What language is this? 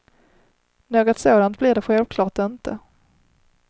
Swedish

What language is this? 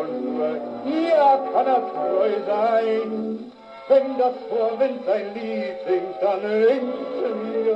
German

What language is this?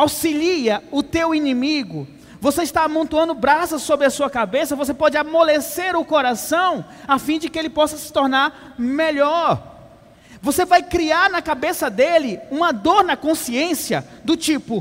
Portuguese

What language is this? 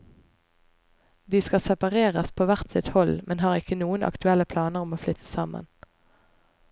Norwegian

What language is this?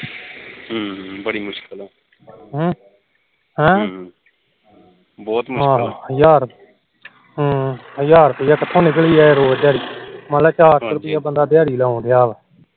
Punjabi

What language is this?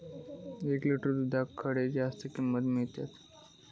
Marathi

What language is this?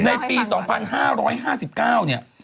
Thai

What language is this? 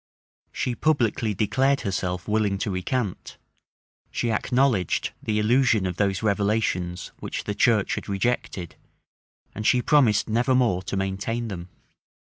English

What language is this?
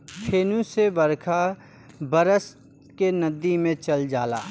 Bhojpuri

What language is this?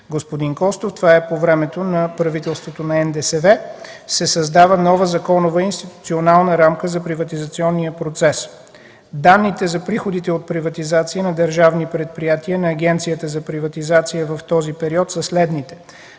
Bulgarian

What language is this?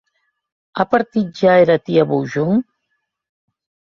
Occitan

